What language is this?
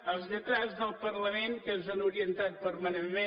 Catalan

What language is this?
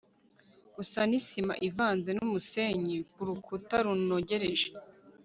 Kinyarwanda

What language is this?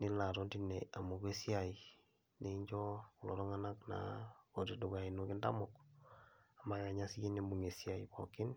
Masai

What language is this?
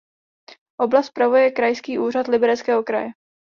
Czech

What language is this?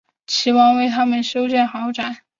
Chinese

